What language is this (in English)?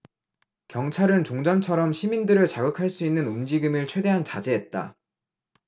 Korean